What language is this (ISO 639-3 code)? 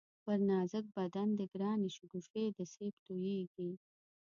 pus